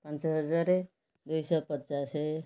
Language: Odia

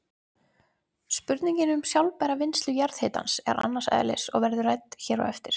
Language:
Icelandic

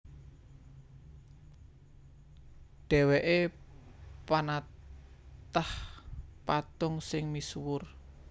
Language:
Javanese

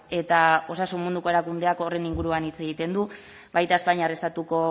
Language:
Basque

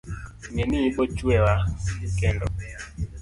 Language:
Luo (Kenya and Tanzania)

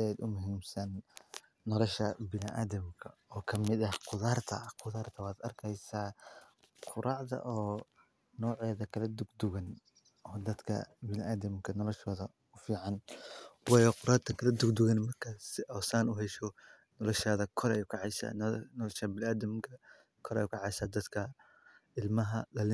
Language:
Somali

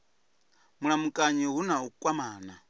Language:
Venda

